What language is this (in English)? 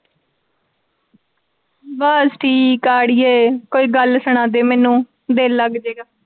Punjabi